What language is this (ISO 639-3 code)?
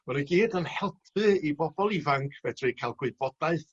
cym